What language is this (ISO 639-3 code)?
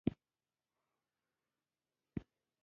pus